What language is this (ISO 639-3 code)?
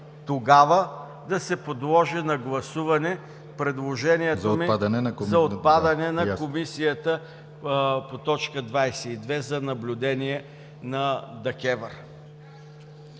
bul